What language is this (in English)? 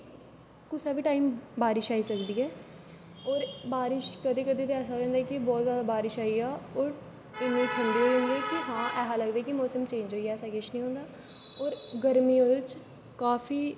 Dogri